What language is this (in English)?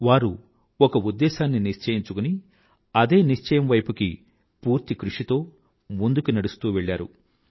Telugu